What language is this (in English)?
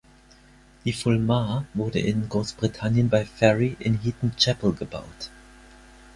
German